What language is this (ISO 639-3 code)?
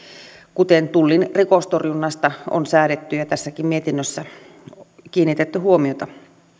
fin